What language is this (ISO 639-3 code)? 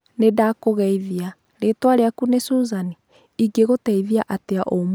kik